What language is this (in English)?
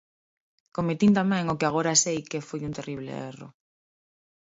Galician